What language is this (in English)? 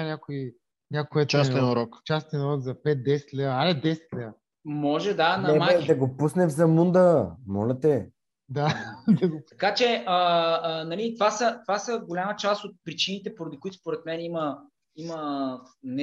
Bulgarian